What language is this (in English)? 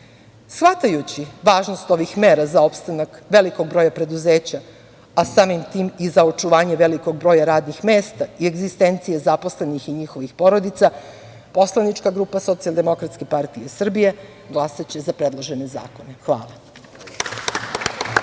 Serbian